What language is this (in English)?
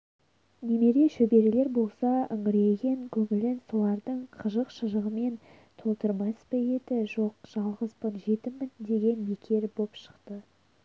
Kazakh